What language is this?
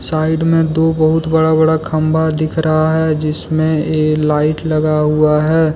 Hindi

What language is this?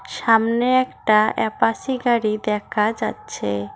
Bangla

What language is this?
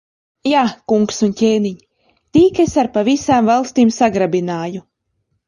Latvian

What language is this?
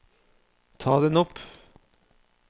Norwegian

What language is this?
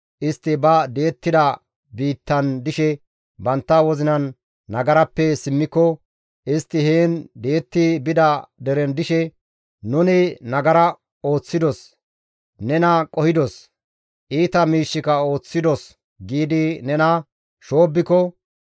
Gamo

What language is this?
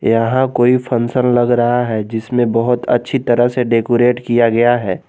Hindi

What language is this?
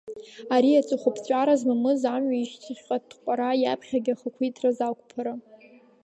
Abkhazian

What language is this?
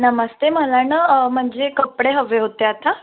Marathi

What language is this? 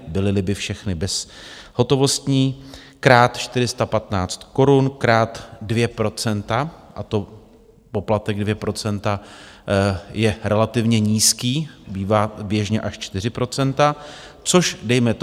Czech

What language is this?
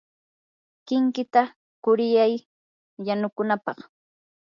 Yanahuanca Pasco Quechua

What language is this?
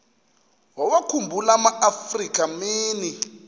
Xhosa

